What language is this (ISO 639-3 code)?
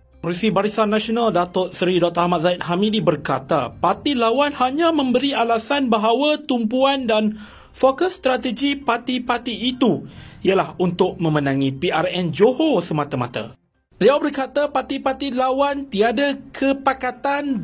msa